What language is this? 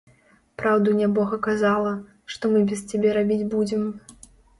Belarusian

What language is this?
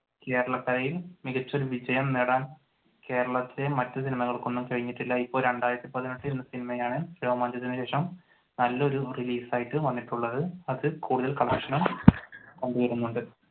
Malayalam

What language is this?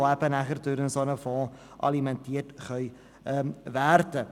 Swiss German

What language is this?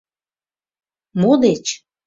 Mari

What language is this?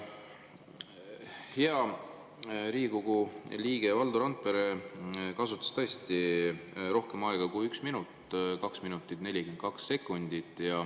Estonian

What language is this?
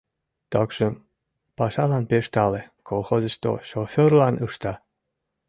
Mari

